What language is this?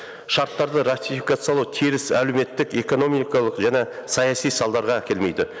Kazakh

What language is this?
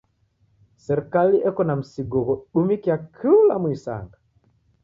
Taita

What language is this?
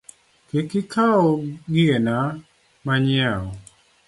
Luo (Kenya and Tanzania)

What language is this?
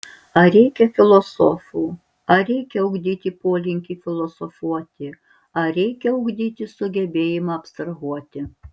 Lithuanian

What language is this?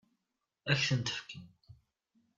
Kabyle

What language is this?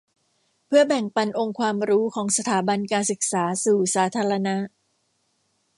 Thai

